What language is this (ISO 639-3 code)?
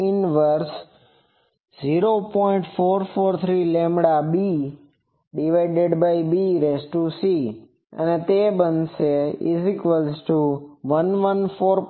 guj